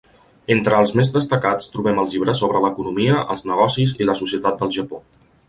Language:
Catalan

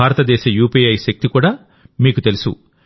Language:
Telugu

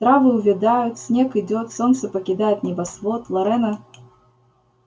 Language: Russian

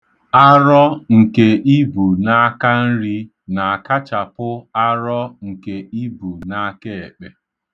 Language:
Igbo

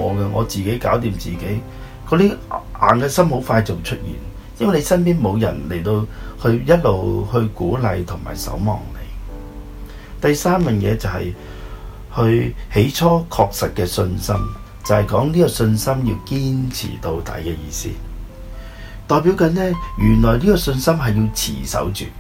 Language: Chinese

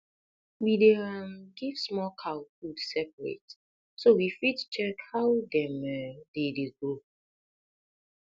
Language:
Nigerian Pidgin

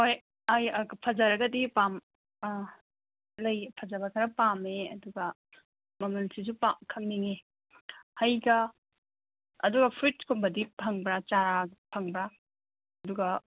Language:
Manipuri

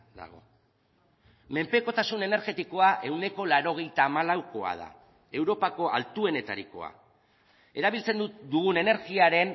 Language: Basque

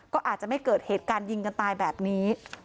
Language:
Thai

